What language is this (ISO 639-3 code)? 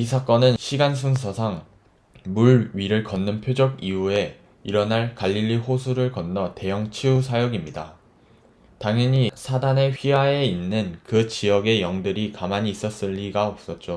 kor